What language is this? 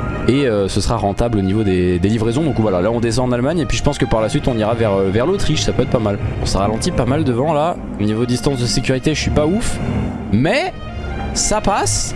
French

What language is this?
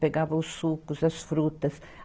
Portuguese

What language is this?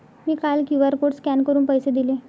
Marathi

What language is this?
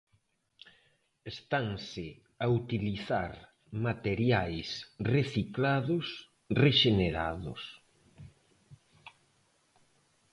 Galician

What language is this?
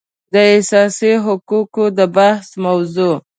Pashto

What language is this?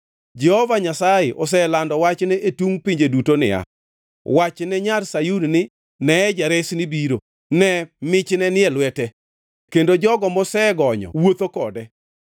Luo (Kenya and Tanzania)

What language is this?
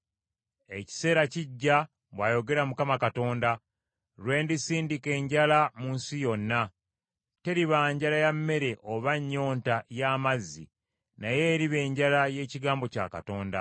Ganda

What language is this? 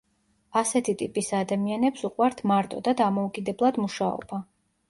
Georgian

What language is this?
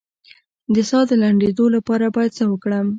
Pashto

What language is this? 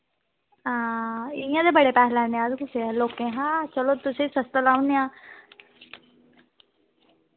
Dogri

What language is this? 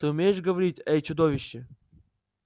Russian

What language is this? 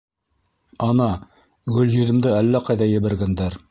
Bashkir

